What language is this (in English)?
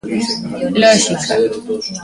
Galician